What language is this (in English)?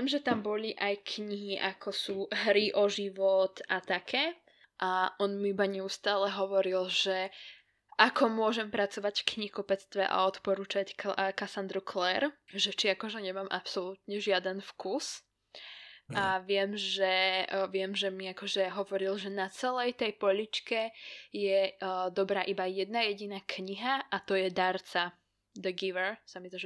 Slovak